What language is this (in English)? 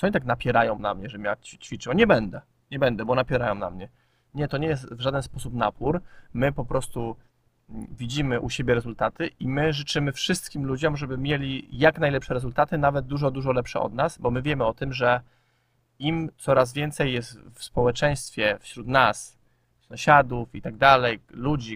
Polish